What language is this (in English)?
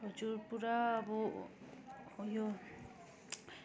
Nepali